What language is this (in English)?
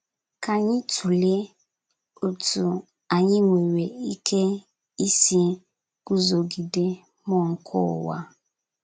Igbo